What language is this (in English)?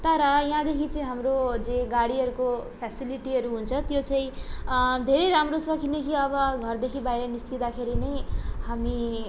Nepali